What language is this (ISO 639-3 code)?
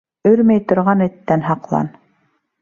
bak